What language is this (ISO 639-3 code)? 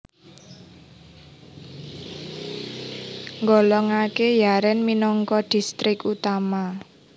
jav